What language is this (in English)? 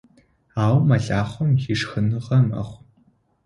Adyghe